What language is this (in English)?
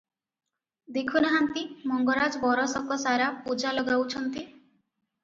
Odia